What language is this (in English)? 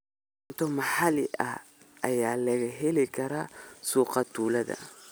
Somali